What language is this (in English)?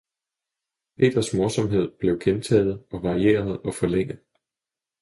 Danish